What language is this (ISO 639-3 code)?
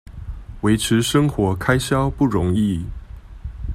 zho